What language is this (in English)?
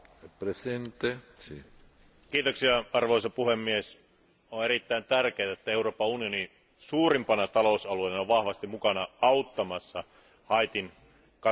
Finnish